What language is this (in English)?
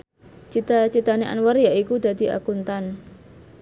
Javanese